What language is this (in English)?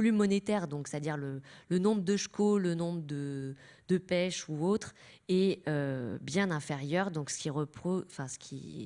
French